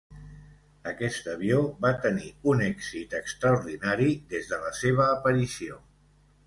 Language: Catalan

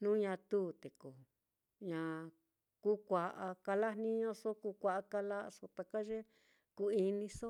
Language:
Mitlatongo Mixtec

